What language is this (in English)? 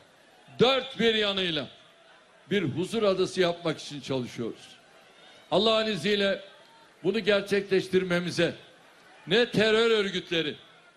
Greek